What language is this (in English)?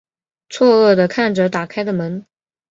Chinese